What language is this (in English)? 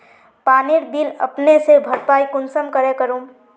Magahi